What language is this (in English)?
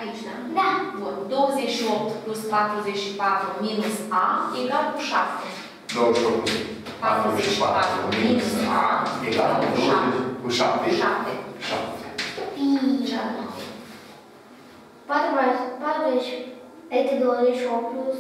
Romanian